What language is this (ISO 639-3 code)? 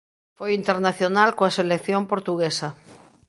glg